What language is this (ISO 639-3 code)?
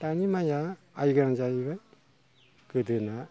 brx